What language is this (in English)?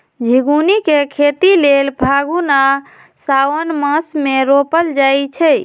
Magahi